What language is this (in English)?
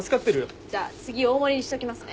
Japanese